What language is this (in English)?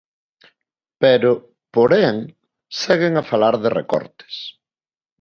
Galician